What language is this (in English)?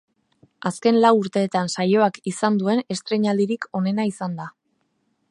Basque